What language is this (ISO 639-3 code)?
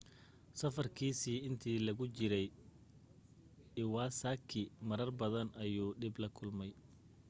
som